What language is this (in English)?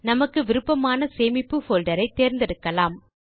Tamil